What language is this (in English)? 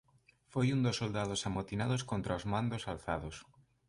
Galician